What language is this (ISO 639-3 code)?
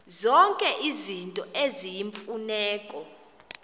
xho